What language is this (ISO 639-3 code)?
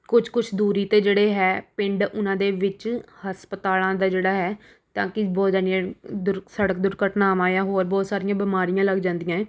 pan